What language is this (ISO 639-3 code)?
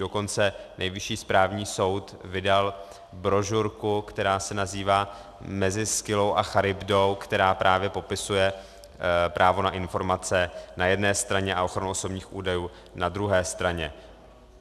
ces